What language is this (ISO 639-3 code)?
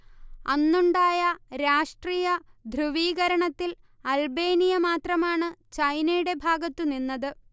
mal